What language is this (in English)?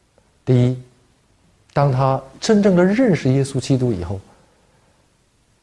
Chinese